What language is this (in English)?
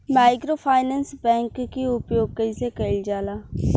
Bhojpuri